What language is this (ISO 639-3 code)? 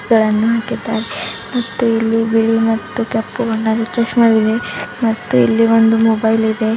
kan